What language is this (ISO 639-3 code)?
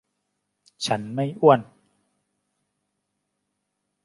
tha